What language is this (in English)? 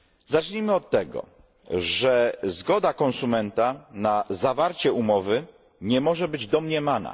Polish